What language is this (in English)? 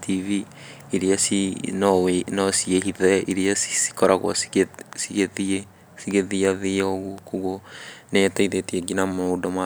Kikuyu